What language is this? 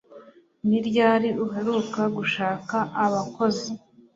Kinyarwanda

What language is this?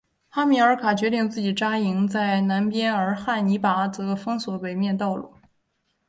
Chinese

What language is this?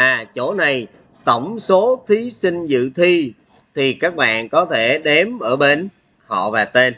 Vietnamese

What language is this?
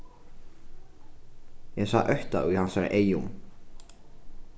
Faroese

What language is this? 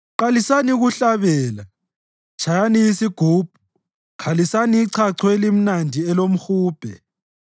North Ndebele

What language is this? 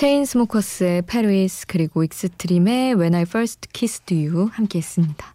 Korean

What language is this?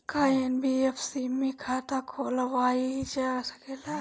Bhojpuri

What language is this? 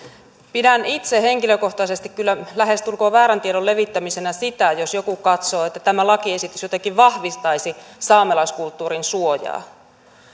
Finnish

